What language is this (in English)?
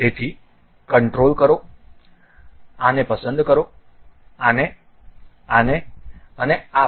Gujarati